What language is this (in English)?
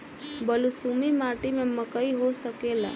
Bhojpuri